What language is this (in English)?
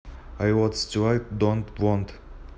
Russian